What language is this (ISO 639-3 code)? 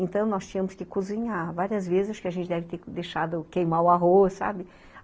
por